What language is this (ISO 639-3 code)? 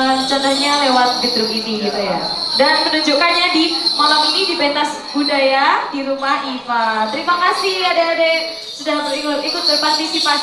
ind